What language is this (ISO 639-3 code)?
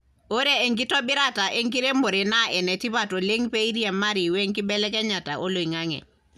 mas